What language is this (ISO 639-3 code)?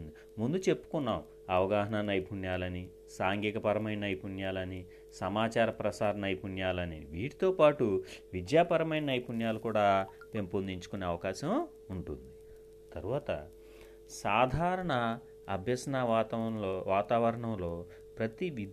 tel